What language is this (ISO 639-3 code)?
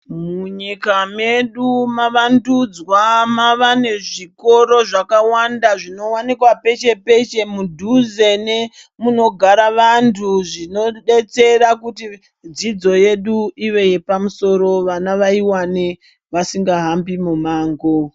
ndc